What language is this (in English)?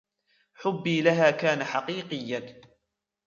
Arabic